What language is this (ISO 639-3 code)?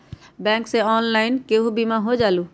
mag